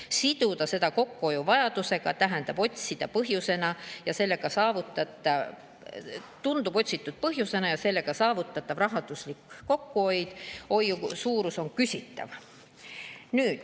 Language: Estonian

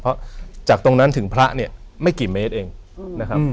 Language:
Thai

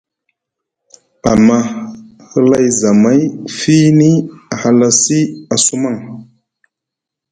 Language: Musgu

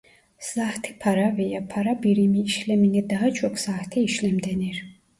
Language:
Turkish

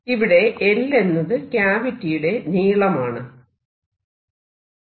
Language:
Malayalam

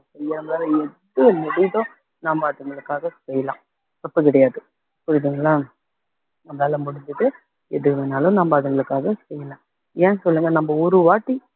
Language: Tamil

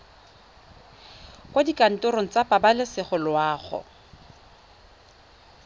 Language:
Tswana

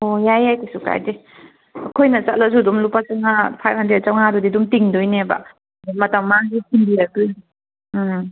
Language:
Manipuri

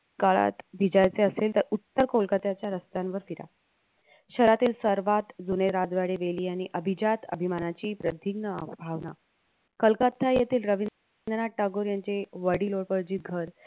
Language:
Marathi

